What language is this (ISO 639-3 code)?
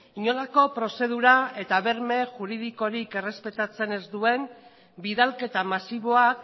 eus